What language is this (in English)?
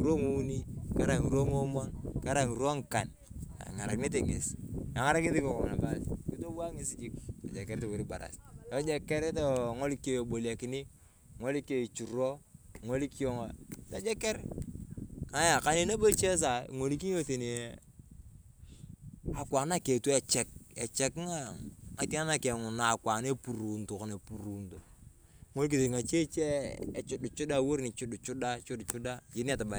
Turkana